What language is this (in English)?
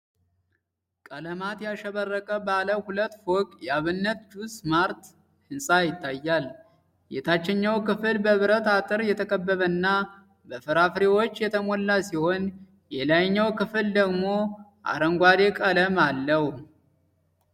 Amharic